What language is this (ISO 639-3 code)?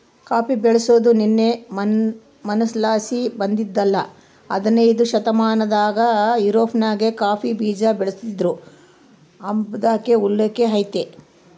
kan